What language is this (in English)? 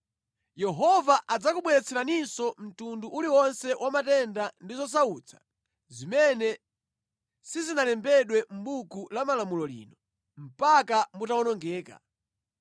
Nyanja